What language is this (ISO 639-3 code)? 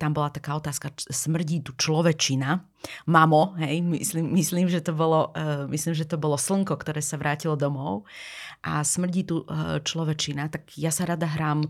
slk